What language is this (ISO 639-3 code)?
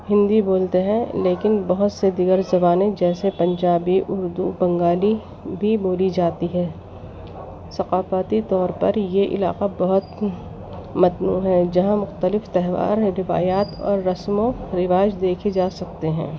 urd